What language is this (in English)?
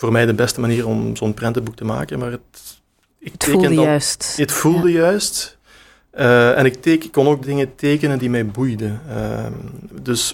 Dutch